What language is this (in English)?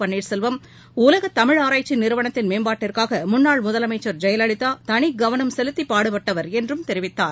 Tamil